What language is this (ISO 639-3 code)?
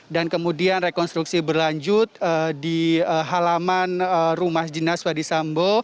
ind